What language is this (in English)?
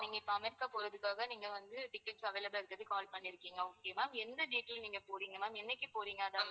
Tamil